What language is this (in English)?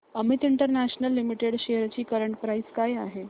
Marathi